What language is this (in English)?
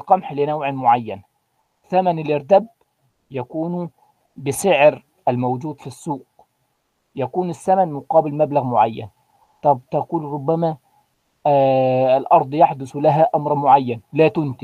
Arabic